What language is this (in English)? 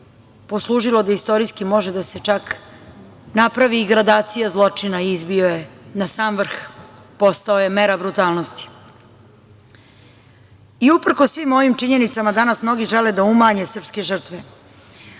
Serbian